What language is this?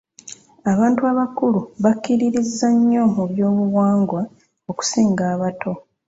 Ganda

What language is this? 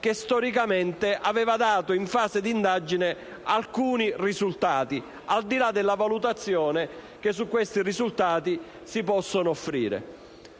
Italian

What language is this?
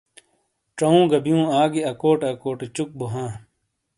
Shina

